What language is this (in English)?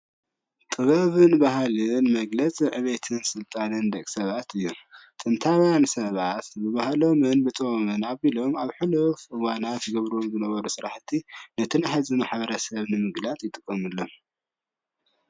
Tigrinya